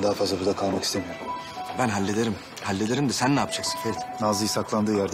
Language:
Turkish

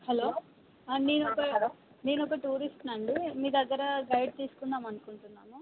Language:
Telugu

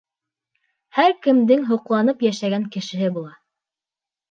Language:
Bashkir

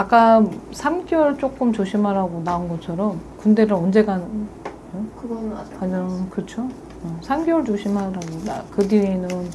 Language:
Korean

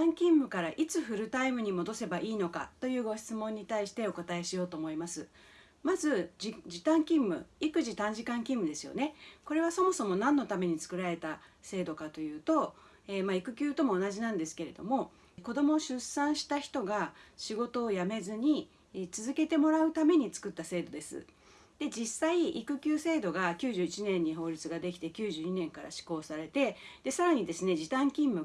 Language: Japanese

